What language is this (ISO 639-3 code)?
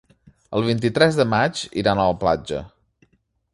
cat